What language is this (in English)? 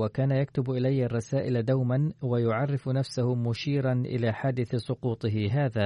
Arabic